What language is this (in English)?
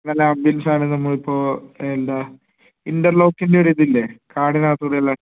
Malayalam